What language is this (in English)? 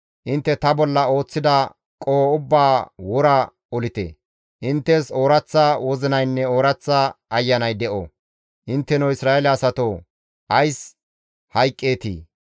Gamo